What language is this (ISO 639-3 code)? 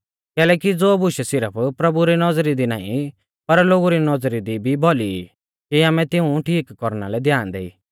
bfz